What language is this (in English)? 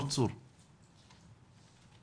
Hebrew